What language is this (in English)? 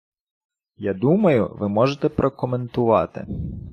Ukrainian